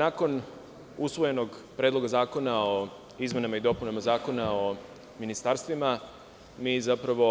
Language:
Serbian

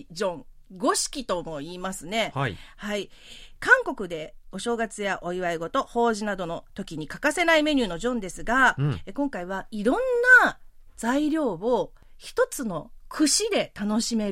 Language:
Japanese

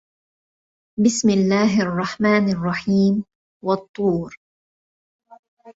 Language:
Arabic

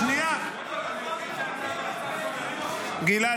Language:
Hebrew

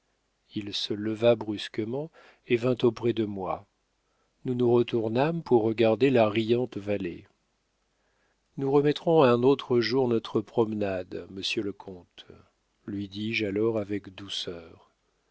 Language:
French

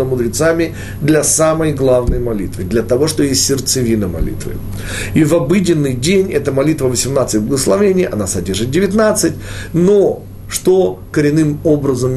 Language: Russian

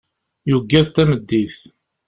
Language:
Kabyle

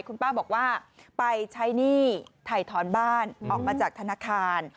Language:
Thai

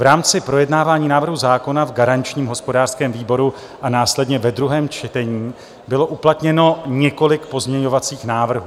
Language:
Czech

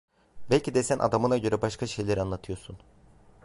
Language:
Turkish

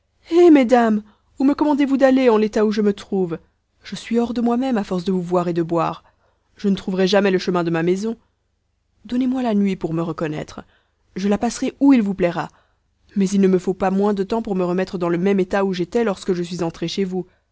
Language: French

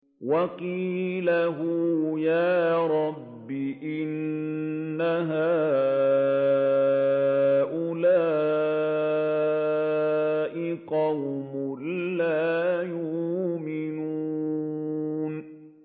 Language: Arabic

